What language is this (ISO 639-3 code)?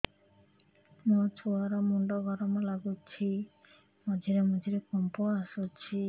ori